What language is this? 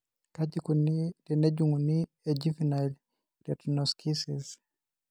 Masai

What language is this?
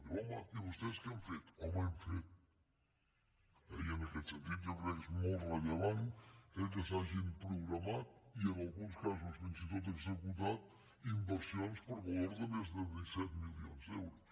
Catalan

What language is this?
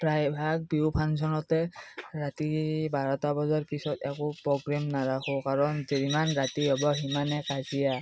Assamese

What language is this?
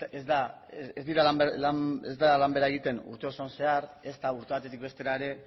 Basque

